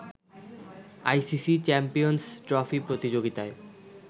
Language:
Bangla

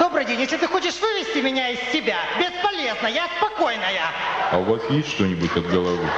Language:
Russian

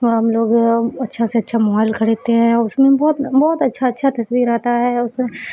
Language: Urdu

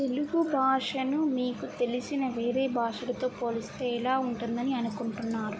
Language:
Telugu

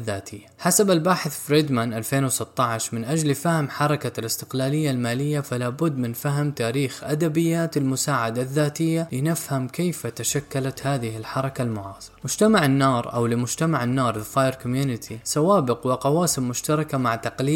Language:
Arabic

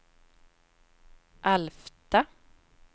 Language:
Swedish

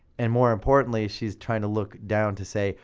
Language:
English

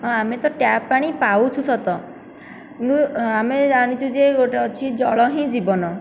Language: Odia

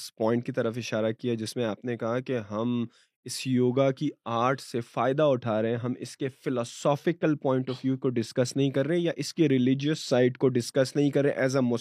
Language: Urdu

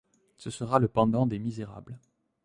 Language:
French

